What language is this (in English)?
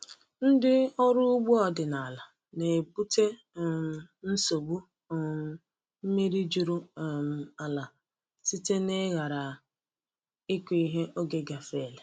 Igbo